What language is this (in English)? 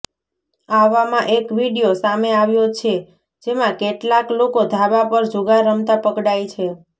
Gujarati